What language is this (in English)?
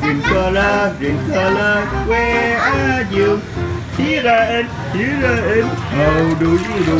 Vietnamese